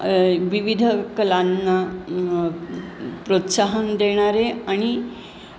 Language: Marathi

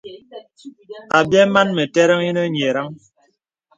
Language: Bebele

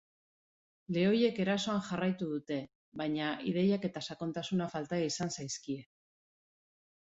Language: Basque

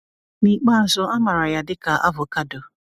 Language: Igbo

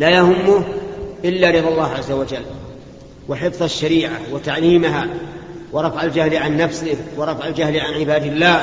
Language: Arabic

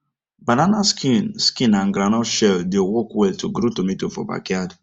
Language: Nigerian Pidgin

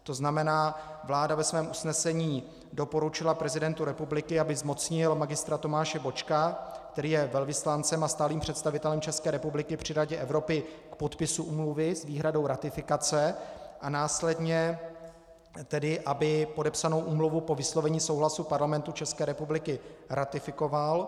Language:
Czech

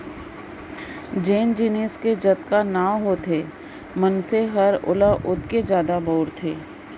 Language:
Chhattisgarhi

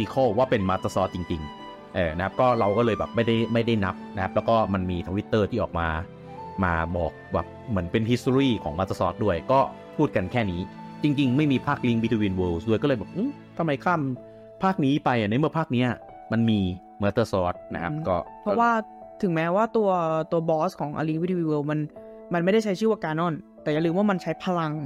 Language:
Thai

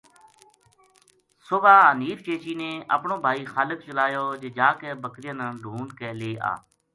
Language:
Gujari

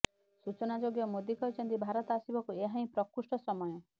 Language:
Odia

